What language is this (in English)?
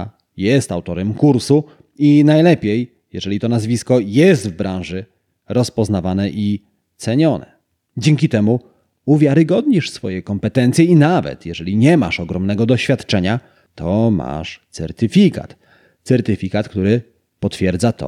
Polish